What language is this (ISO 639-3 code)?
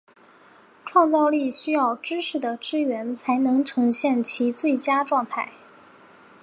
zho